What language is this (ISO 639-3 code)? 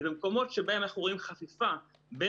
heb